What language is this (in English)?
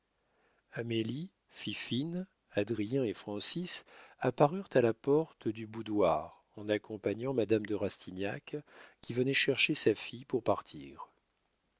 French